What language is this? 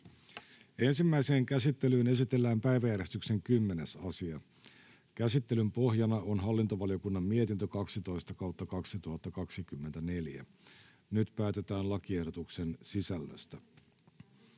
Finnish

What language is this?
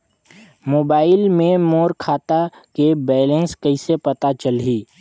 Chhattisgarhi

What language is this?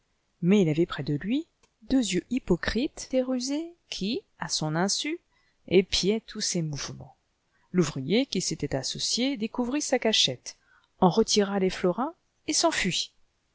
French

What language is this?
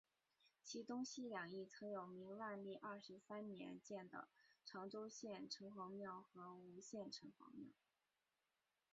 Chinese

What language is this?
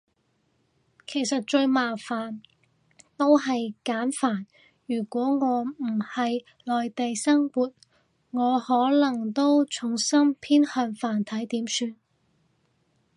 Cantonese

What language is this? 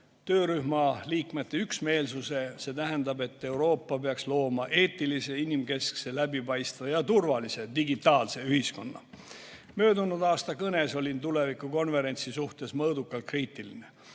Estonian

